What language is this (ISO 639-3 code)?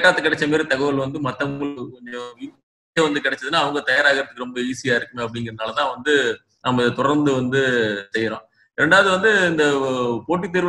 tam